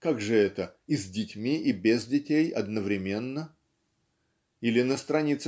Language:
Russian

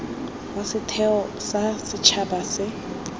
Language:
Tswana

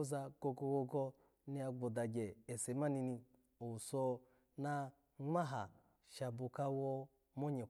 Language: Alago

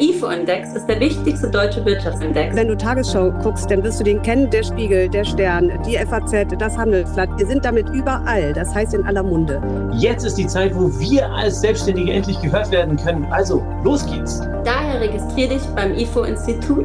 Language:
German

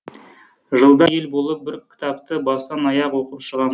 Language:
Kazakh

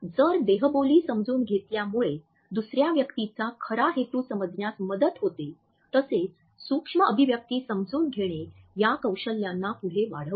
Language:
Marathi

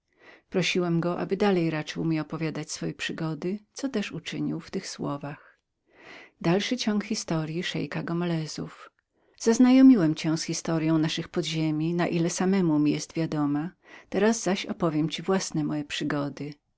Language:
Polish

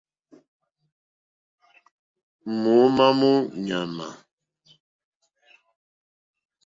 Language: Mokpwe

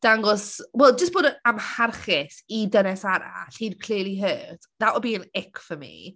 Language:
Welsh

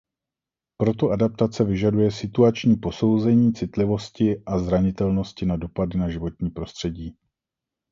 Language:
Czech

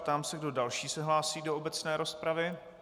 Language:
Czech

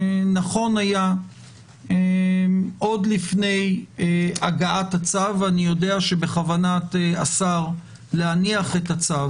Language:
Hebrew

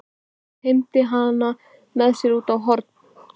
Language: Icelandic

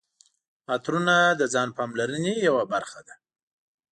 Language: Pashto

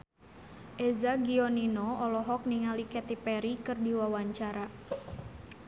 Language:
Sundanese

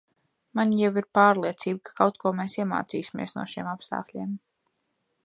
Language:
Latvian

